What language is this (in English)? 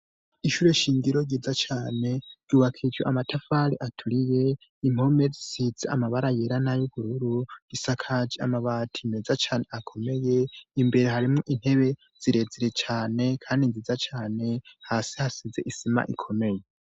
Rundi